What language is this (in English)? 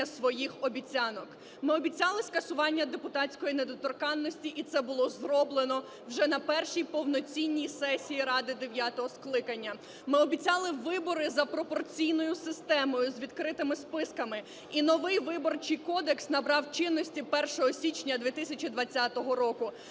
Ukrainian